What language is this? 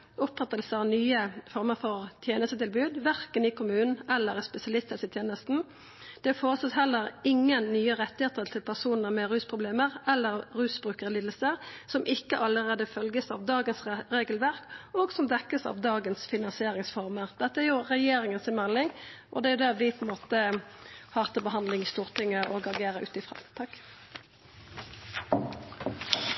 Norwegian Nynorsk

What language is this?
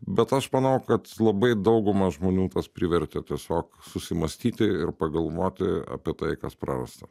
Lithuanian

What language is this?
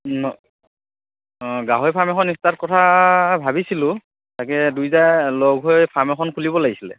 Assamese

